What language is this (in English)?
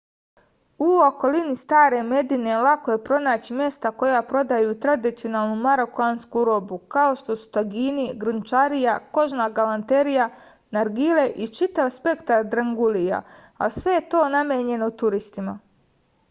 Serbian